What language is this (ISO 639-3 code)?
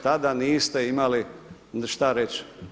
hrv